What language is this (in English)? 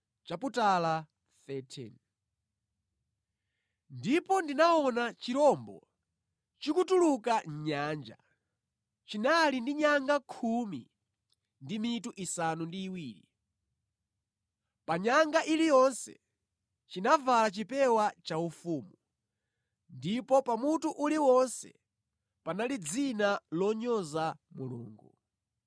Nyanja